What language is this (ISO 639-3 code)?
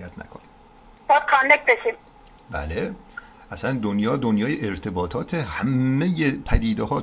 fas